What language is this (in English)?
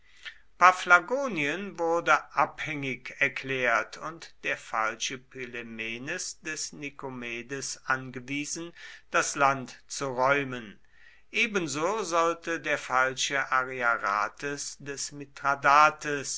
German